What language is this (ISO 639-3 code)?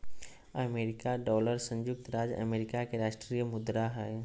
mag